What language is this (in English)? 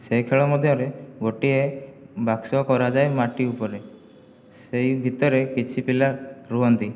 Odia